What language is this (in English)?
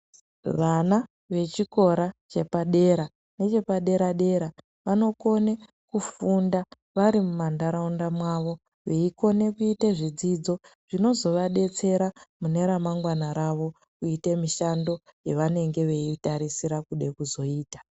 Ndau